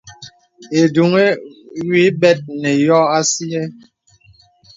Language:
Bebele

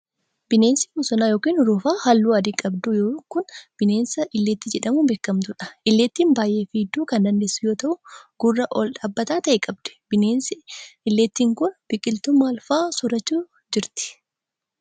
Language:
Oromo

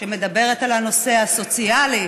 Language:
Hebrew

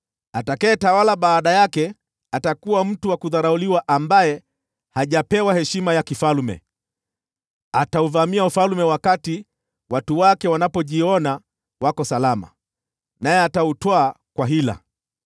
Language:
Swahili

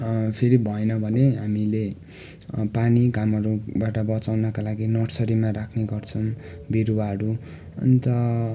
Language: Nepali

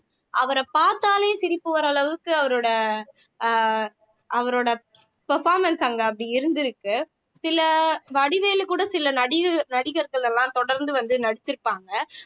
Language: Tamil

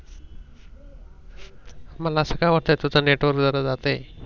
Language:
Marathi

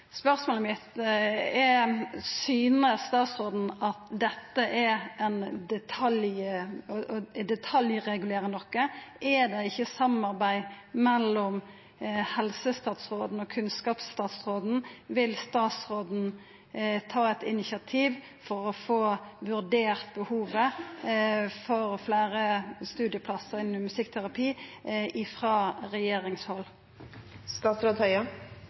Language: Norwegian Nynorsk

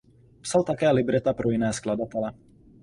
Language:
Czech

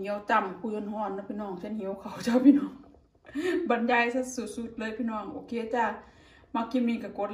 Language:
Thai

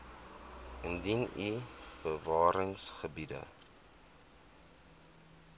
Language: Afrikaans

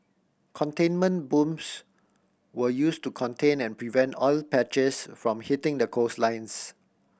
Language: English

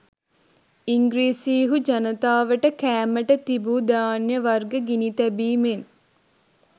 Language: Sinhala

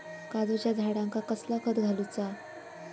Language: Marathi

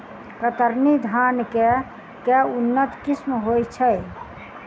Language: Maithili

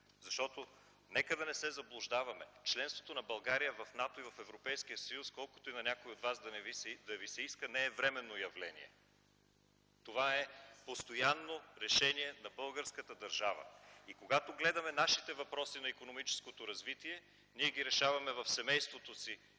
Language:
Bulgarian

